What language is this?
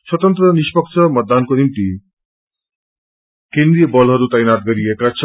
Nepali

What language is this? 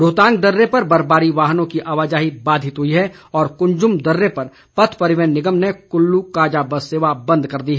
Hindi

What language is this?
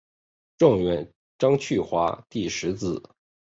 Chinese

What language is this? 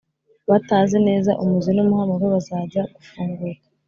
Kinyarwanda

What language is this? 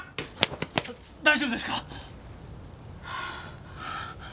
Japanese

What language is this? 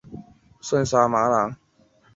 Chinese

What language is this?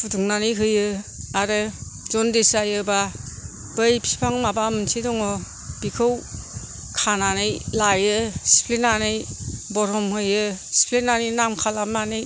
Bodo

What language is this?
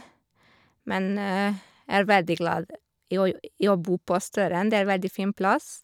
Norwegian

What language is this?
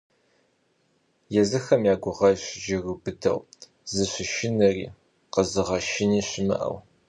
Kabardian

